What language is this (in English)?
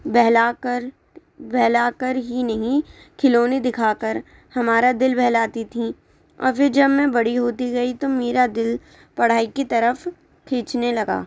Urdu